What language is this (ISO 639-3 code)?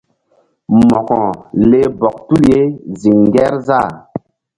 mdd